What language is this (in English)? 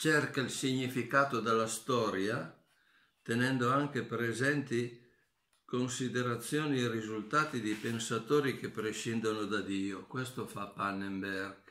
Italian